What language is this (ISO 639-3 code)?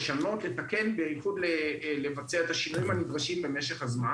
heb